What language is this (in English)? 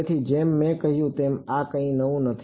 Gujarati